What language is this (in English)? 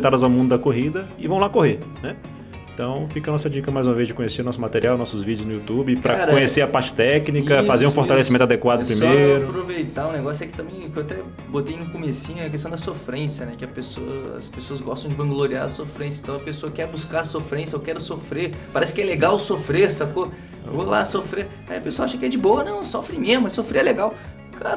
Portuguese